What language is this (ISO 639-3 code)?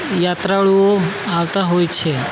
guj